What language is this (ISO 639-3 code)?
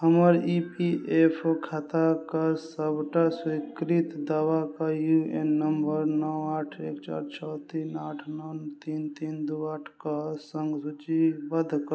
mai